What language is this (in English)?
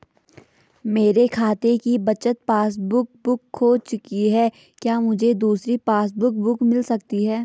Hindi